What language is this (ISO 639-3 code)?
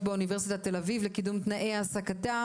heb